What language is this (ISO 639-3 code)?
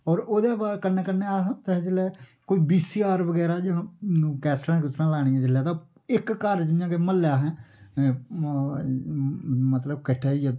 doi